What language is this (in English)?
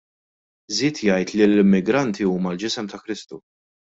Maltese